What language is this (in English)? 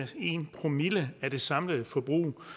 Danish